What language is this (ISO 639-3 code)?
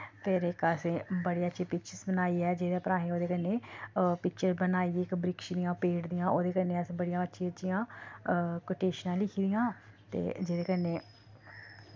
doi